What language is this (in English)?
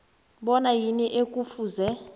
South Ndebele